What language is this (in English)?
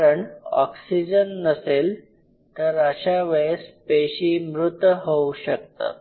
Marathi